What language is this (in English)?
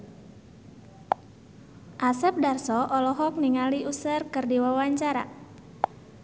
Sundanese